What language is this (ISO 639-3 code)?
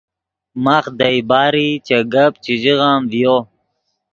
ydg